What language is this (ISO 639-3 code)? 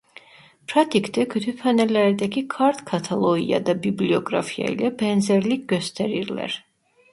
tur